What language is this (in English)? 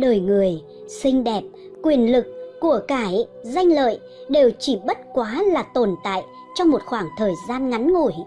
Vietnamese